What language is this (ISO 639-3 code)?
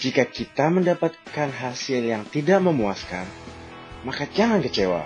ind